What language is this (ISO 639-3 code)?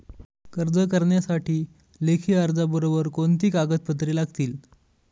mar